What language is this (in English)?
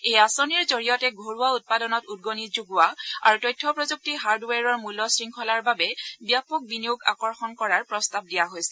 Assamese